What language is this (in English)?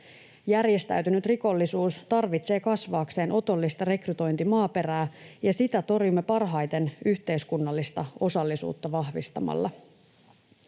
Finnish